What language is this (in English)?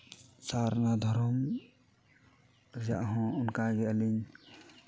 Santali